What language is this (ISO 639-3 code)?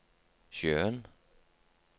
nor